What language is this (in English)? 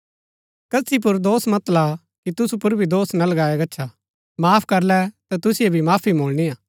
Gaddi